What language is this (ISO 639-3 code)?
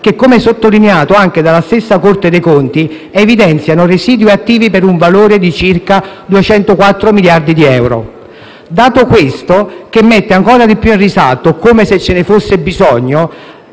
ita